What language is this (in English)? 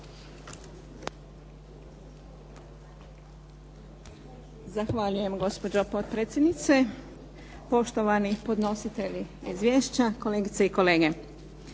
Croatian